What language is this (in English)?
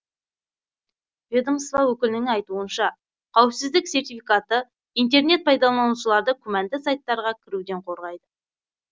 Kazakh